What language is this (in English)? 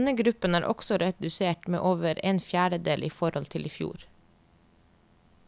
Norwegian